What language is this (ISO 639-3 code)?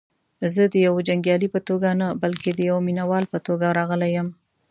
pus